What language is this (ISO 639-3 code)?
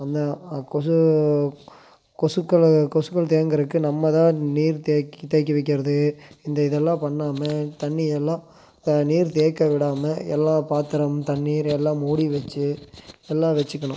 tam